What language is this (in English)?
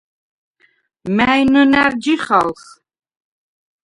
Svan